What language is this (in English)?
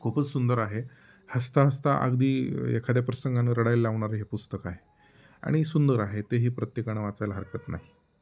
Marathi